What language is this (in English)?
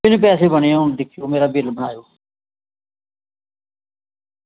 Dogri